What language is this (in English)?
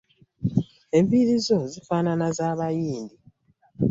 Ganda